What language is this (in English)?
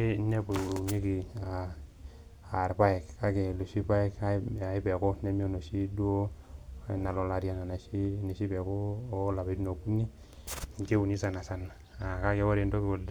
Masai